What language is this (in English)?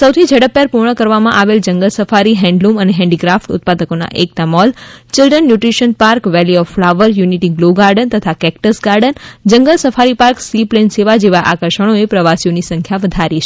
Gujarati